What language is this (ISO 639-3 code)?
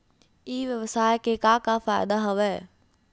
hne